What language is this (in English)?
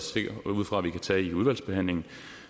Danish